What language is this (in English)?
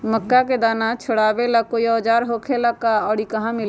Magahi